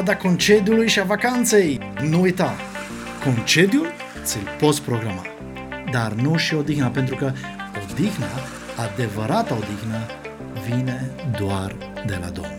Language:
Romanian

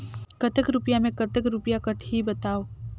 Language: Chhattisgarhi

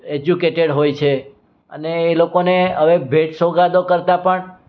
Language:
Gujarati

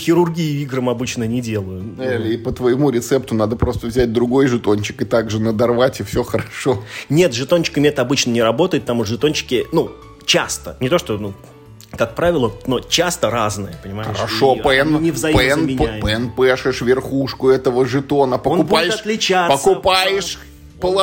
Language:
Russian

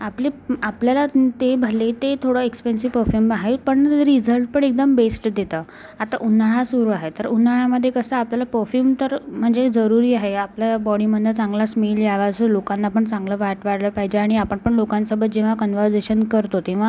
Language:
Marathi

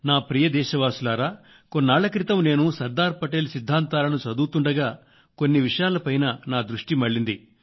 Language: Telugu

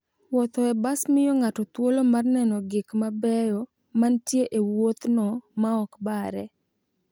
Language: Luo (Kenya and Tanzania)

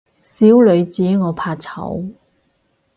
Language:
Cantonese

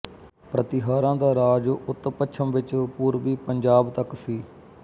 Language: Punjabi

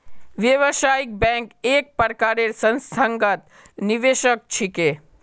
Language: Magahi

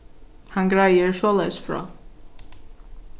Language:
Faroese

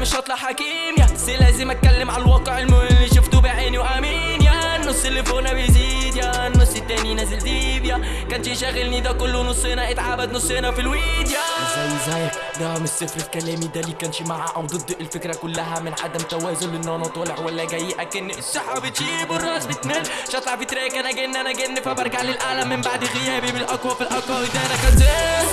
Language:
Arabic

